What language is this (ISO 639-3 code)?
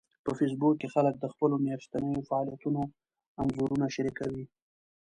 pus